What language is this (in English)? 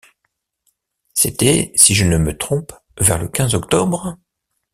French